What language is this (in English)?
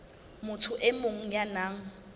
Southern Sotho